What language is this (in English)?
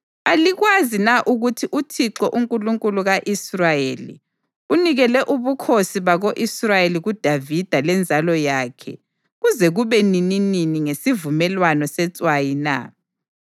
North Ndebele